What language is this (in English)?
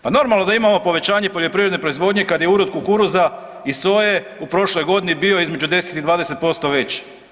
Croatian